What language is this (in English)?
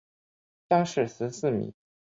Chinese